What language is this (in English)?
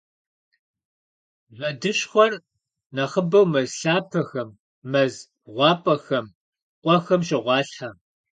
Kabardian